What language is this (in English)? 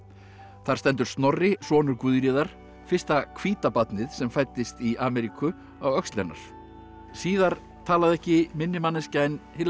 Icelandic